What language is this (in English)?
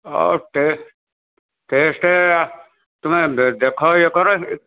Odia